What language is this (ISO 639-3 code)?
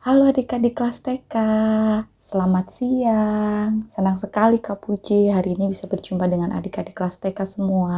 ind